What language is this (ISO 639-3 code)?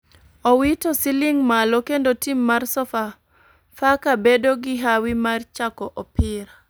luo